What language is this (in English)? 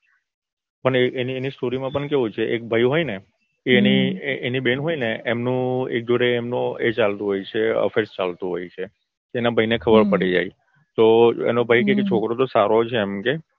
Gujarati